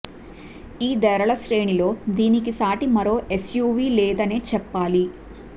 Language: Telugu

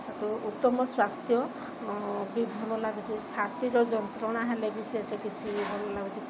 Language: Odia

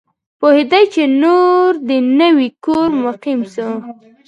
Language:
Pashto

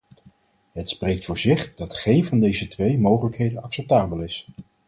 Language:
Dutch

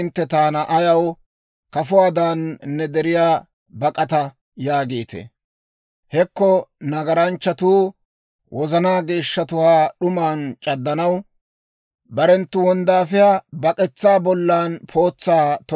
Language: Dawro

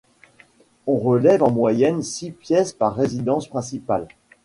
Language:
French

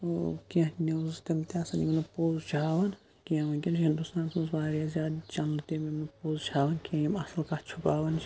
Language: Kashmiri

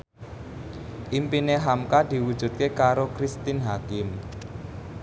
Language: Javanese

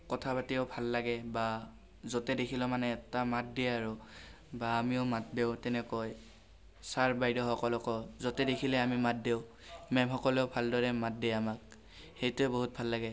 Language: Assamese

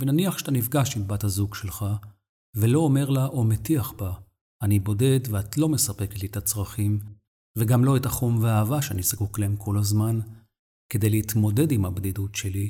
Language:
Hebrew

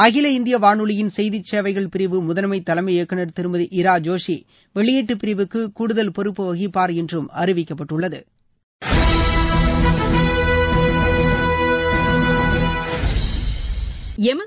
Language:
Tamil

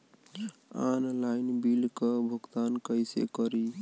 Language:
Bhojpuri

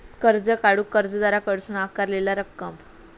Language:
Marathi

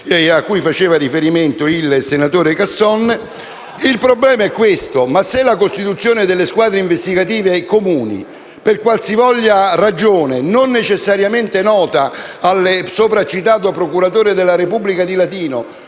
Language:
Italian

